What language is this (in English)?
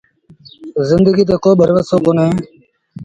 Sindhi Bhil